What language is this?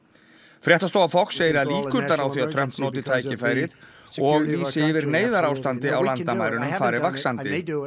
Icelandic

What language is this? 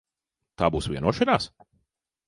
Latvian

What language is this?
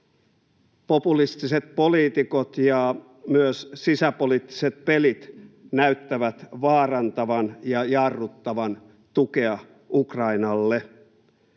Finnish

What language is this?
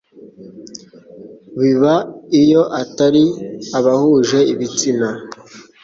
Kinyarwanda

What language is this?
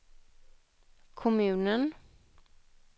Swedish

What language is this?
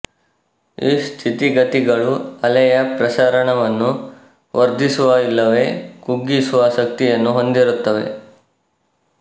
Kannada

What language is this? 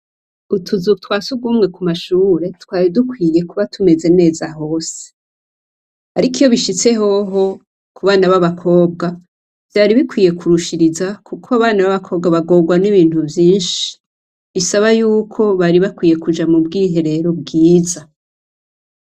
Rundi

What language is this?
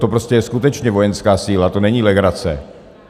Czech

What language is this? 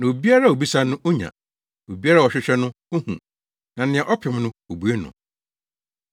Akan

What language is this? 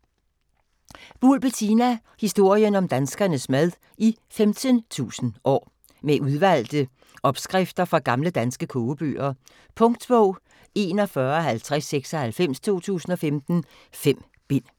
Danish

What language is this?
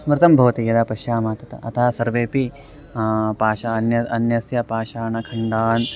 Sanskrit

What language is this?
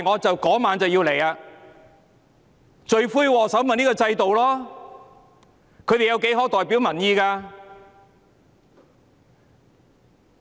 Cantonese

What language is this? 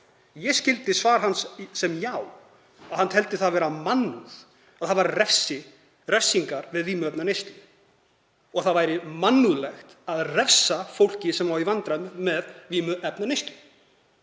Icelandic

